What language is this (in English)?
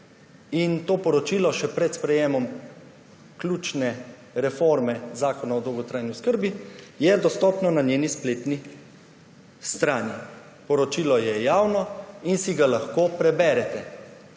Slovenian